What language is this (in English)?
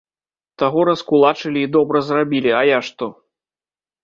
Belarusian